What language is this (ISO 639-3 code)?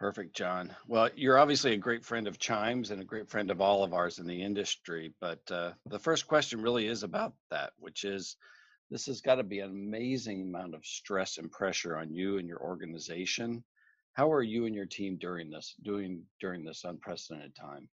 eng